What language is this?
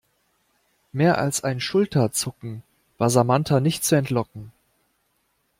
German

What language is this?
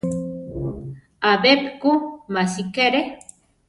Central Tarahumara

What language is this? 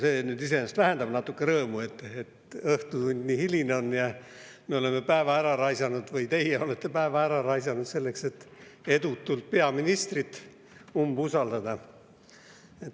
Estonian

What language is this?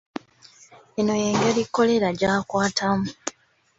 Ganda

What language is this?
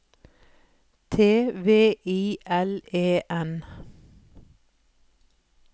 Norwegian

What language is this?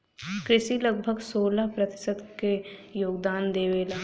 Bhojpuri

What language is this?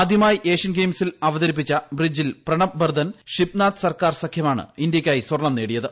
Malayalam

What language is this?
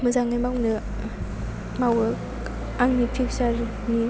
Bodo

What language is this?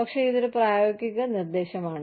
Malayalam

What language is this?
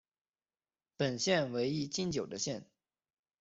Chinese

